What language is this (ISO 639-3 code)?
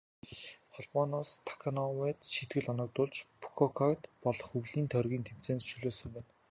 mon